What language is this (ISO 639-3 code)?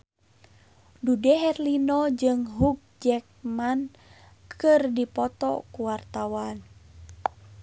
sun